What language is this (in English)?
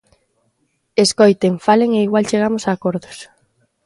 Galician